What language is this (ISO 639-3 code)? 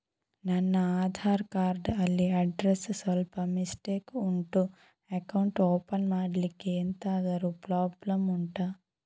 kan